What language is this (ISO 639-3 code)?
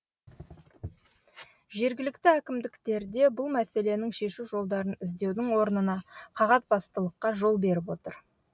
kaz